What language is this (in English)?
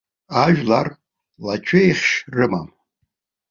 Abkhazian